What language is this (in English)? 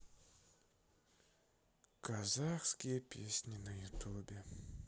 Russian